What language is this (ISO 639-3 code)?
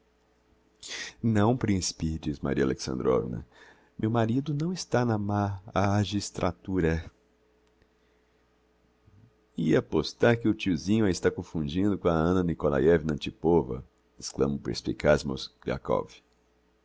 por